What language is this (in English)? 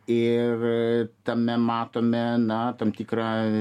Lithuanian